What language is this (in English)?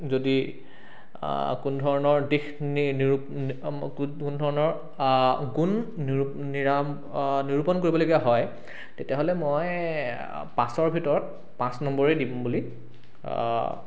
Assamese